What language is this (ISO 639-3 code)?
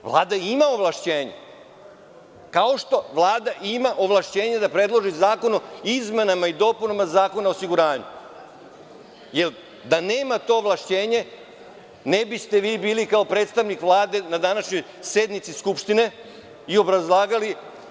srp